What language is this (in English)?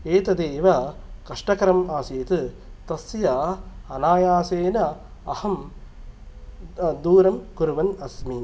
Sanskrit